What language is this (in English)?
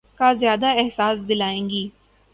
Urdu